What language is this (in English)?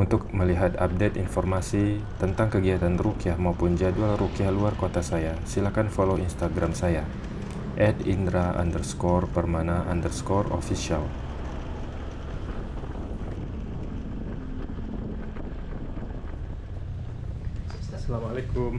Indonesian